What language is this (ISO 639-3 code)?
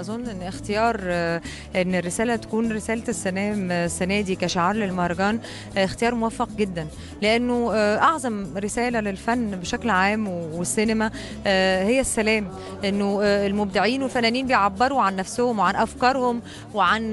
ara